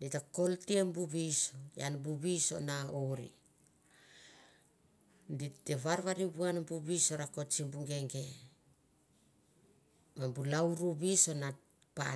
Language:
Mandara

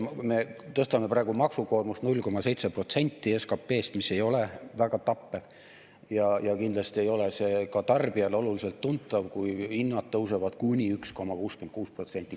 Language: Estonian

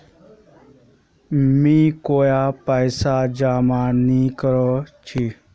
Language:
Magahi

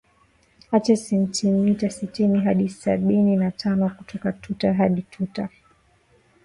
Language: Swahili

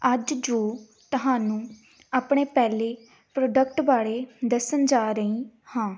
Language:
Punjabi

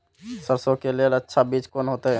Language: Maithili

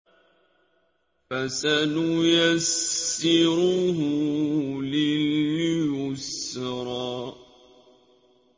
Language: Arabic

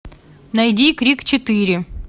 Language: Russian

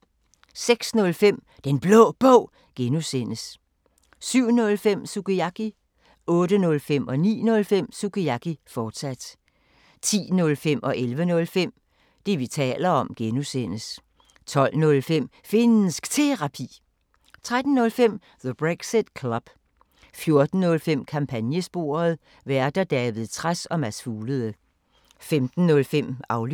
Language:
Danish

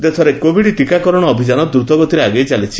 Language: Odia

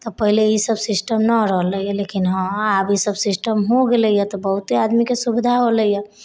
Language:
Maithili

